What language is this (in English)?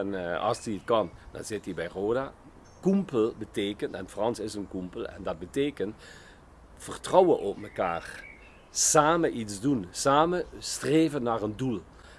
Dutch